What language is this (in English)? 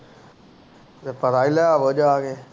Punjabi